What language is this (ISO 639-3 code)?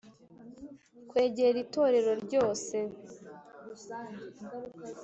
kin